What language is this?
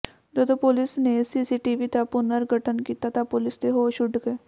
Punjabi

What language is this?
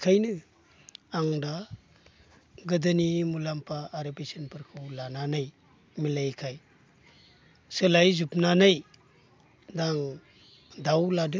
Bodo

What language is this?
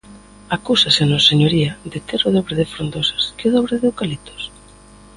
Galician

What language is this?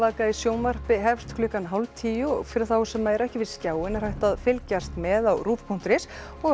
Icelandic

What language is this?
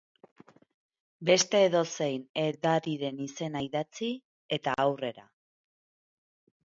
Basque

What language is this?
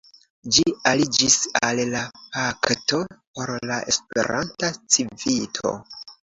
Esperanto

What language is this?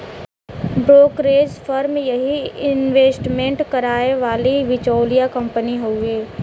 Bhojpuri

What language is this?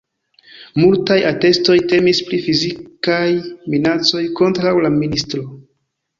Esperanto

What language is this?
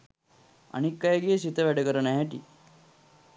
Sinhala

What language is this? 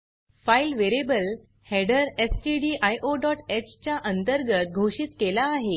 Marathi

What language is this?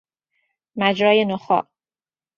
Persian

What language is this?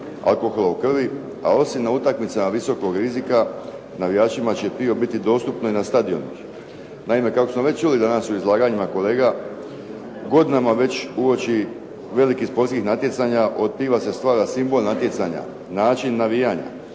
Croatian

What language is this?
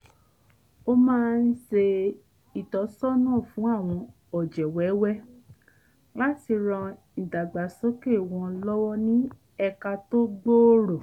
Yoruba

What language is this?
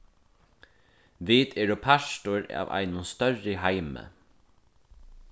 Faroese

